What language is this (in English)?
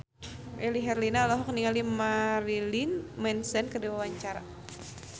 Sundanese